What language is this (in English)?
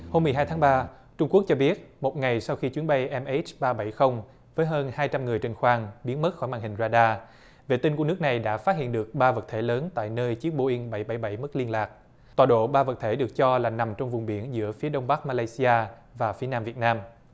Vietnamese